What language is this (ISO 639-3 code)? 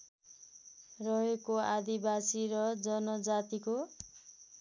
nep